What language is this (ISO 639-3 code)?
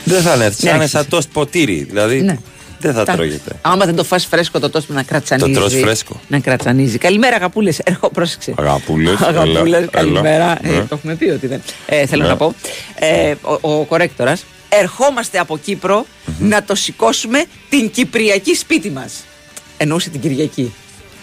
ell